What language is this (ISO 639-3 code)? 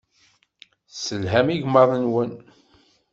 kab